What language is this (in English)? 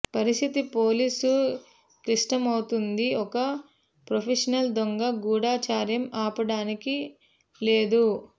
Telugu